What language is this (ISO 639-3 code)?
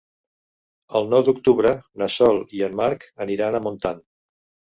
cat